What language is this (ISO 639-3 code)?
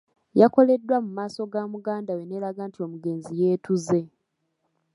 lug